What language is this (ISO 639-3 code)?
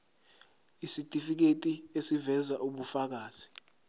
zul